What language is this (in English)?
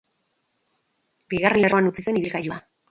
Basque